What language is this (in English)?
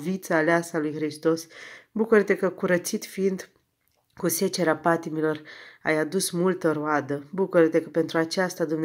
Romanian